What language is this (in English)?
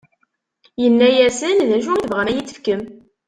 Kabyle